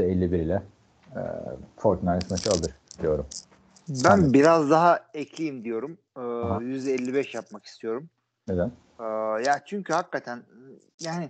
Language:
Turkish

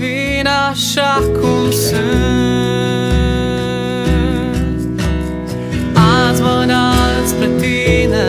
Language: Romanian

